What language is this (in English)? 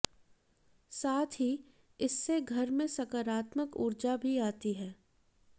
Hindi